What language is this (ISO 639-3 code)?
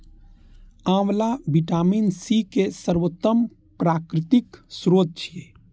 mai